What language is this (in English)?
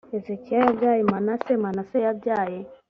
Kinyarwanda